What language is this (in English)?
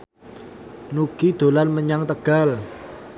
Javanese